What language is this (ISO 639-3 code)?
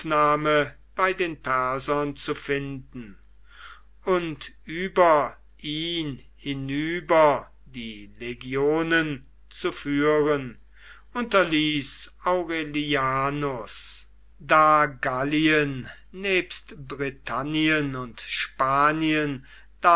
deu